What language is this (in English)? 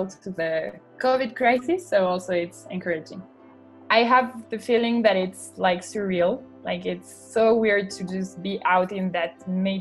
English